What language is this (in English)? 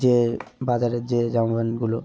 Bangla